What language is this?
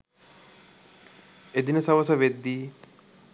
Sinhala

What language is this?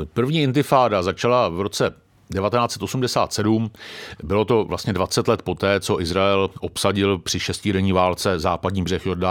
Czech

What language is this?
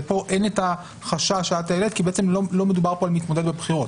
Hebrew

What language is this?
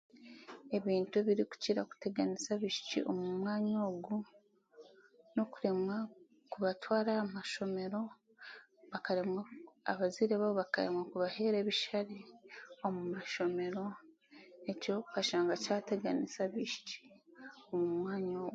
Chiga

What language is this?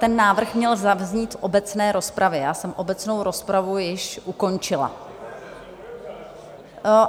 Czech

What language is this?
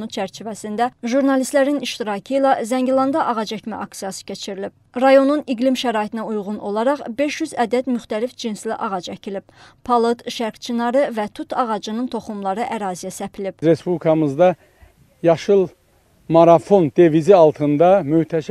Turkish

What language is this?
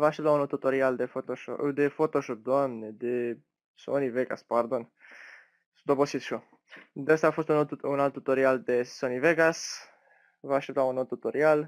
Romanian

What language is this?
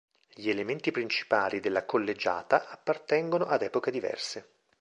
Italian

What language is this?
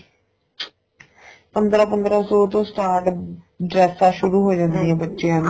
Punjabi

